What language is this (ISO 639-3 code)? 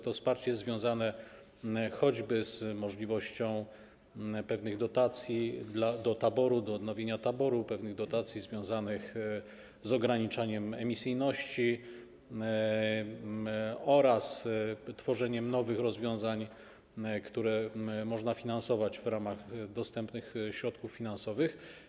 pol